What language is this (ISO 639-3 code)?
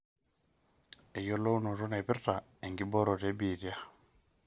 mas